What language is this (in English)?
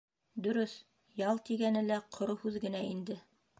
Bashkir